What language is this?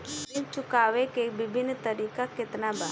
Bhojpuri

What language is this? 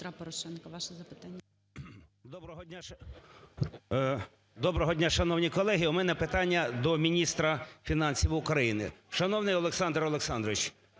Ukrainian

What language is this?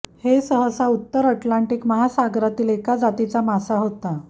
Marathi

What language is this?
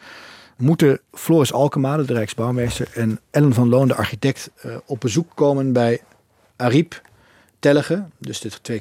Dutch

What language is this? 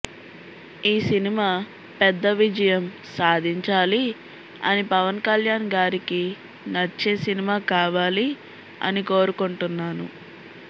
Telugu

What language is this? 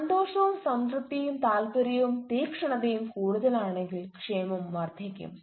Malayalam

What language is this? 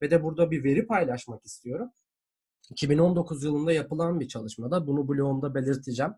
Turkish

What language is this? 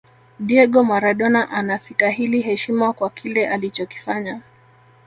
Swahili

